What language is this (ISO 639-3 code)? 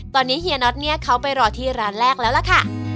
tha